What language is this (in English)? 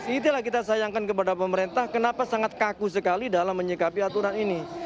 Indonesian